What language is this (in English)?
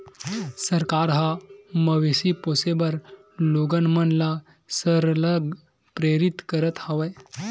Chhattisgarhi